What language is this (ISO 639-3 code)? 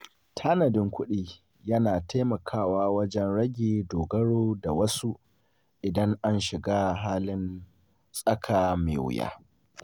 hau